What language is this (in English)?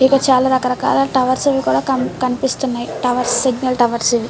Telugu